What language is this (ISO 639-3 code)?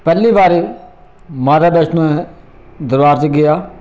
doi